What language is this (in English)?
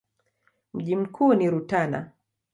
Swahili